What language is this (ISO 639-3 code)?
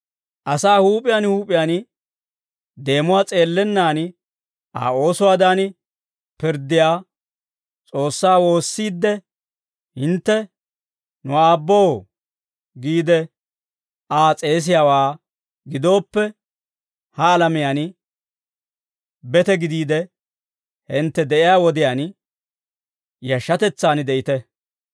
dwr